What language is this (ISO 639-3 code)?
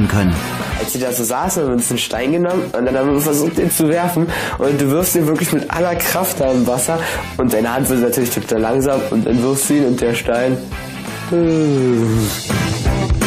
deu